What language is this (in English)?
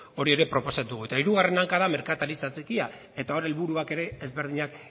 Basque